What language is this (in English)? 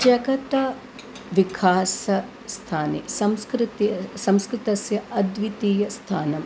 Sanskrit